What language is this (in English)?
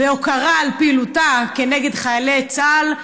Hebrew